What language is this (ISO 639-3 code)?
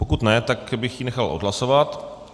ces